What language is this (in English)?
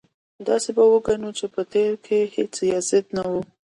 Pashto